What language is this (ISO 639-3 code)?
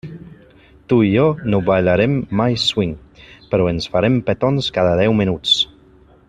cat